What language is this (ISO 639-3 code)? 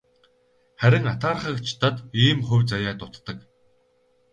mon